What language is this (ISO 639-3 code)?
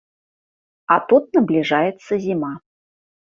bel